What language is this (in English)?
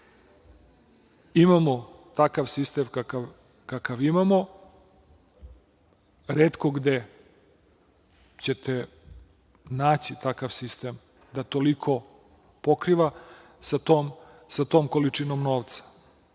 Serbian